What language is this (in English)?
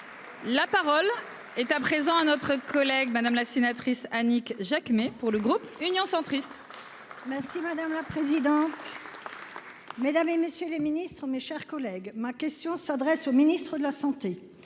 French